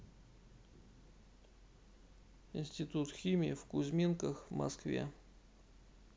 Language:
Russian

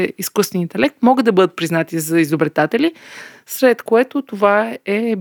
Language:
Bulgarian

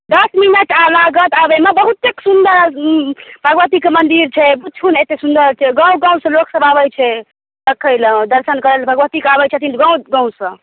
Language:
Maithili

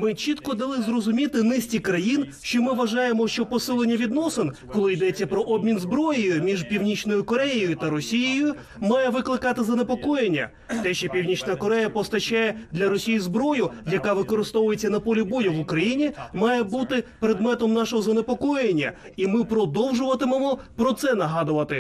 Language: Ukrainian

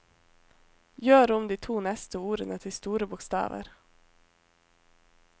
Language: Norwegian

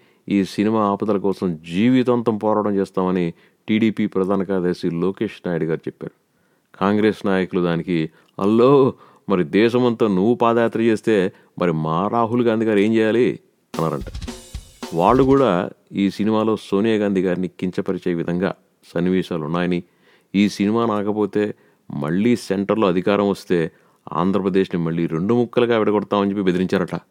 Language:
Telugu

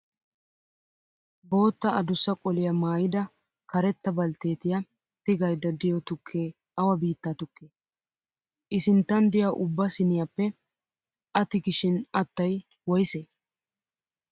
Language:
Wolaytta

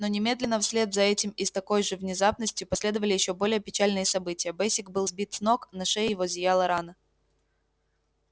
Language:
Russian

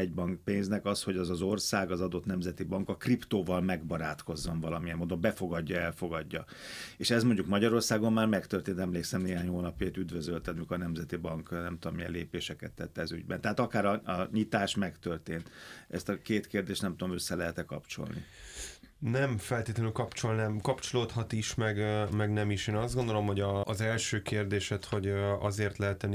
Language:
Hungarian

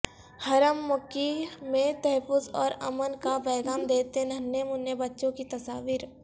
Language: Urdu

